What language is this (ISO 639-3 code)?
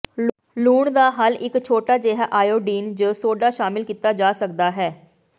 pan